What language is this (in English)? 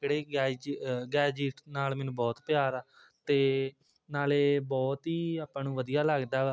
Punjabi